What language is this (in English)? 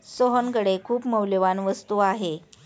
Marathi